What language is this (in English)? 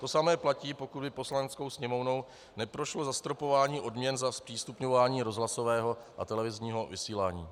Czech